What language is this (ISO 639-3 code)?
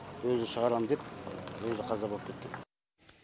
kaz